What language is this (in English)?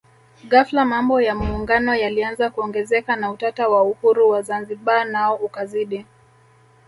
Swahili